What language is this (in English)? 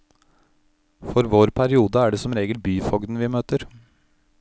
Norwegian